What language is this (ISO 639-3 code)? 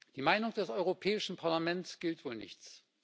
deu